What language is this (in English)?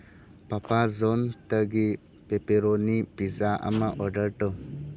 Manipuri